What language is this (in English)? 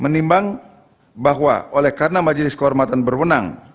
Indonesian